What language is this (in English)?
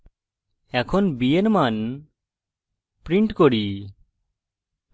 Bangla